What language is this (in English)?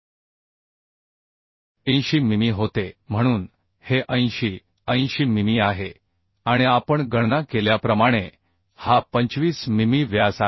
Marathi